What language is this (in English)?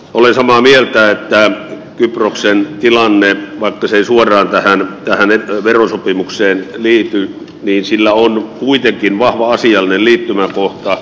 Finnish